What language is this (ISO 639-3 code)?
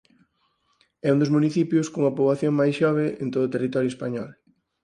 glg